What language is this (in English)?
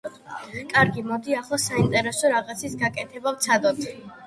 Georgian